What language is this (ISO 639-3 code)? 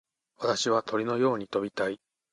jpn